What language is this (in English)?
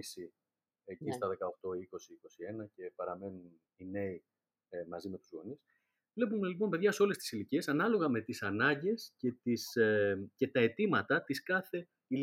Greek